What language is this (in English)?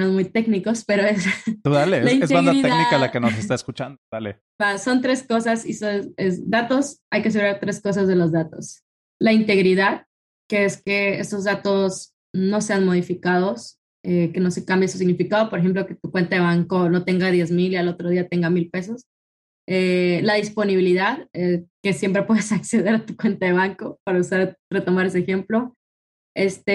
Spanish